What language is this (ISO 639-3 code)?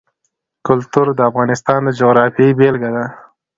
pus